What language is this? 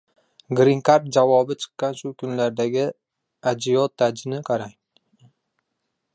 Uzbek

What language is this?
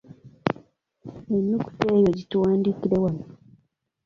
Ganda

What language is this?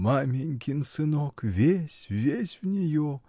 Russian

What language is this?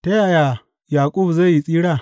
Hausa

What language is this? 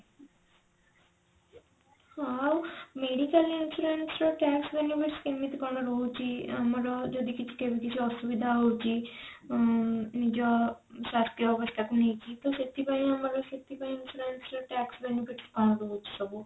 Odia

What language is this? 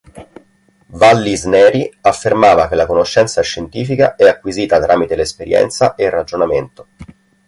Italian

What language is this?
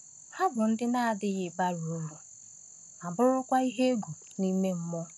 Igbo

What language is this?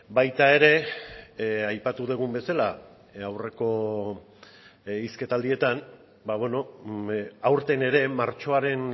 Basque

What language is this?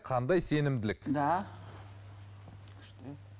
Kazakh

